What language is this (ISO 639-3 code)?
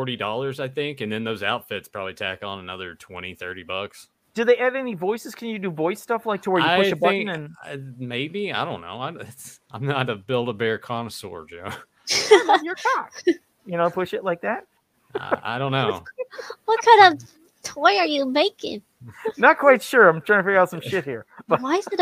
eng